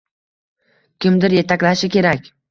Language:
Uzbek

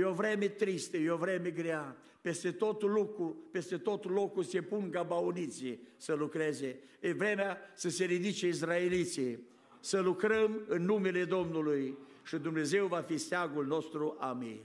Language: Romanian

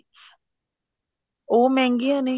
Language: Punjabi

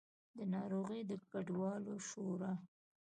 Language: Pashto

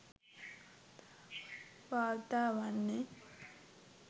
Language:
Sinhala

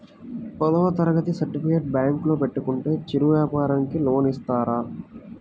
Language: Telugu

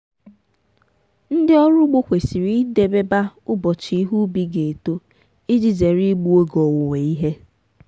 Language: Igbo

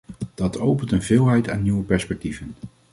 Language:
Dutch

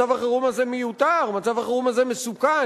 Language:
Hebrew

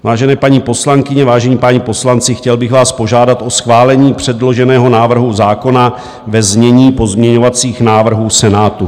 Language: Czech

